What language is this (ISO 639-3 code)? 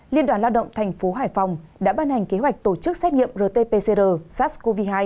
vie